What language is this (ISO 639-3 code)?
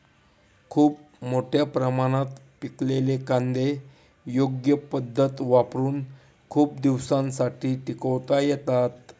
mar